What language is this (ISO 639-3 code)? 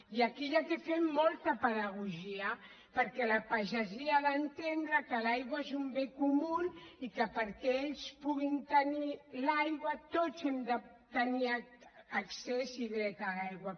cat